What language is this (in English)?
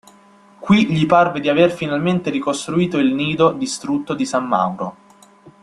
Italian